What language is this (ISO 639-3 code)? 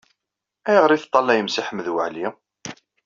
kab